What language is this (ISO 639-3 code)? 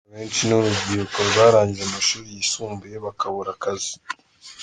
kin